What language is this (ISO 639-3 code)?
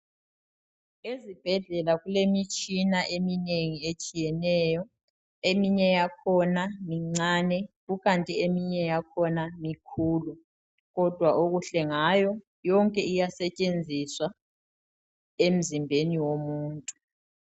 nde